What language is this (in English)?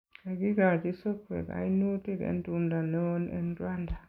Kalenjin